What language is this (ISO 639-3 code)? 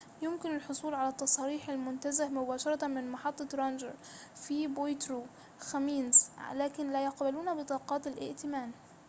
ara